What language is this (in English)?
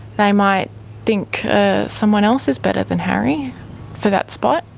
English